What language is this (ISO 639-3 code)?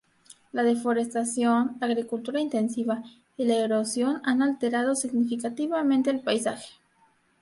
spa